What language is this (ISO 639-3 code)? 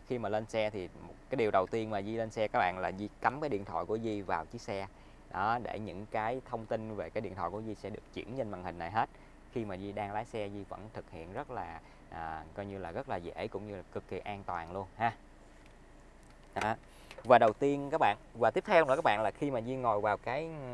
vie